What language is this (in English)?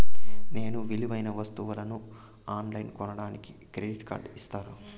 Telugu